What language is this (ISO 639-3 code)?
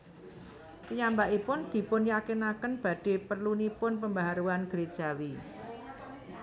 jav